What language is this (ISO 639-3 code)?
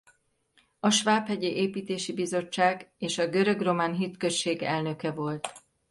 hun